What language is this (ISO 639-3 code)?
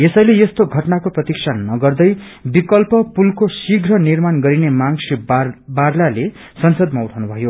nep